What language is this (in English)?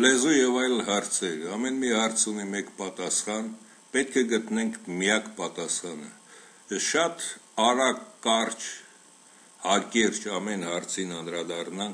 Romanian